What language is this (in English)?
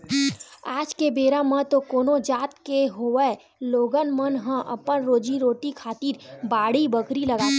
Chhattisgarhi